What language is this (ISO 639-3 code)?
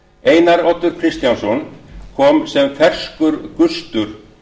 isl